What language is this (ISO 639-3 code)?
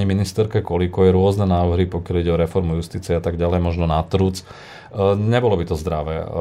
slk